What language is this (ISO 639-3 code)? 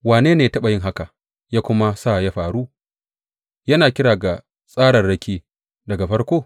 hau